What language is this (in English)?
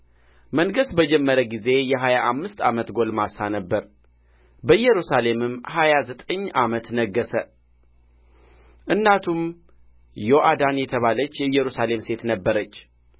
Amharic